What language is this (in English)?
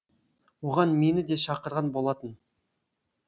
Kazakh